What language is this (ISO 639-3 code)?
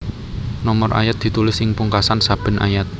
jav